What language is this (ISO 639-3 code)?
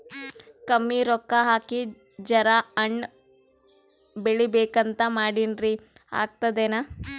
kan